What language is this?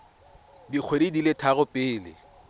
Tswana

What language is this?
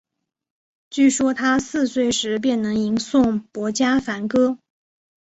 Chinese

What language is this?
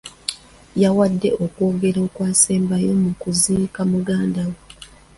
Ganda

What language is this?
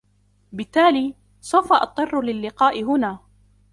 Arabic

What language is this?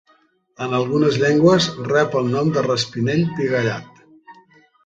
Catalan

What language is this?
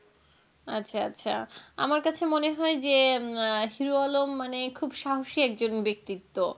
Bangla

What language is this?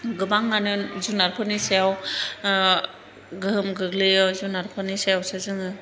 Bodo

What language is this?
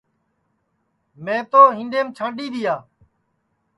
Sansi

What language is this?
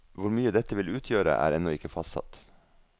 Norwegian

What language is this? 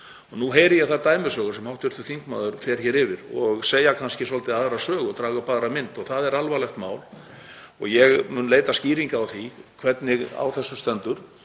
Icelandic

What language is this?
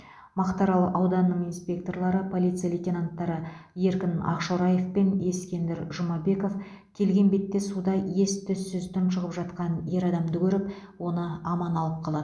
Kazakh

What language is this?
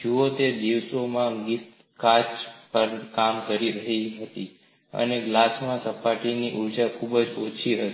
Gujarati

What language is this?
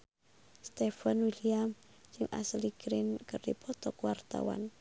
Sundanese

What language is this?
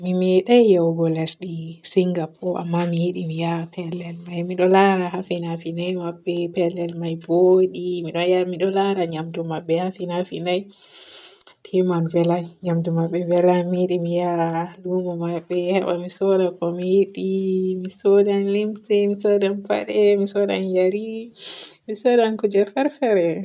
Borgu Fulfulde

